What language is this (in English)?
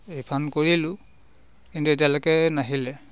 Assamese